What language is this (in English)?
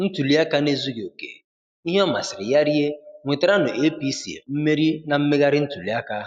Igbo